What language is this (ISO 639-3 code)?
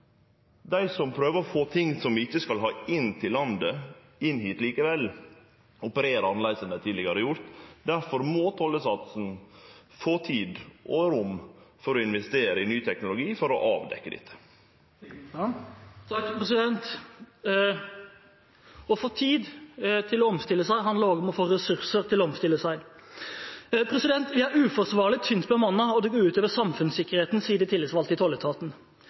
nor